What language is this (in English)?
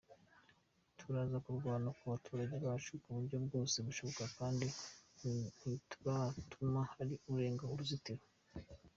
Kinyarwanda